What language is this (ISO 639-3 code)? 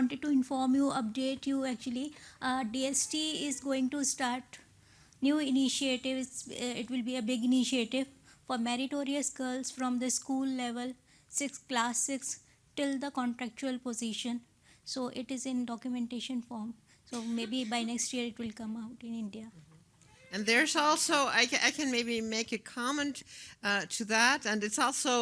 eng